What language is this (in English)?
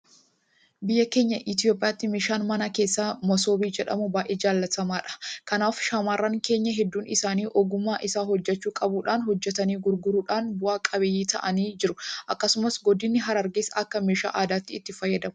Oromo